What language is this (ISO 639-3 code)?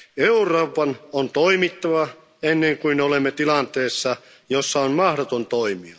fin